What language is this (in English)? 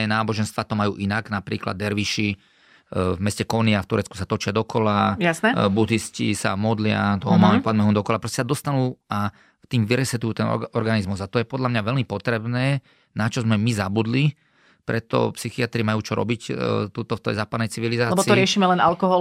Slovak